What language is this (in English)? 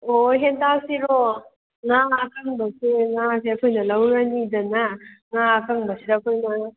Manipuri